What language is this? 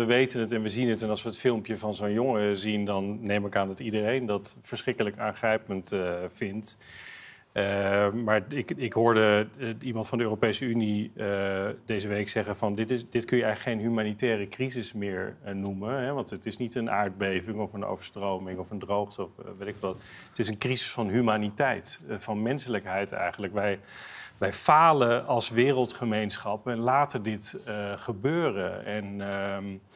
Dutch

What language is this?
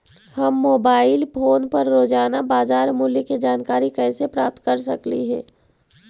Magahi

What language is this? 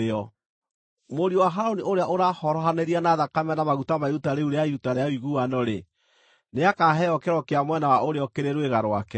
Kikuyu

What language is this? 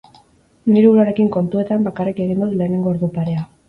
Basque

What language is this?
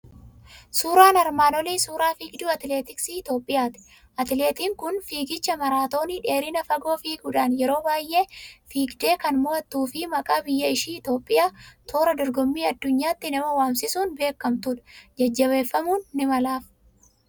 Oromo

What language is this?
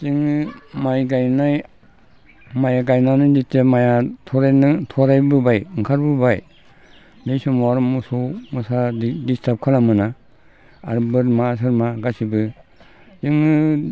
Bodo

